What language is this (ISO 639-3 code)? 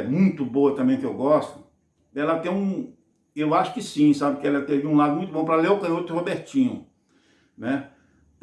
por